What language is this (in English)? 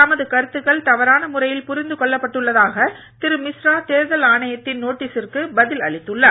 Tamil